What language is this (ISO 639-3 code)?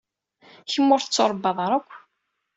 kab